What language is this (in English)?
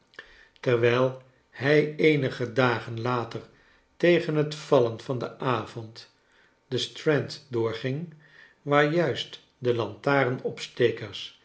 Dutch